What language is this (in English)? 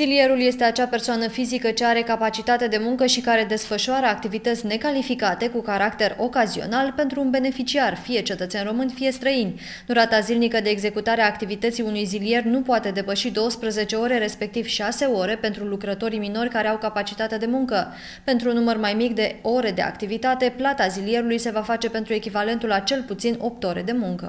Romanian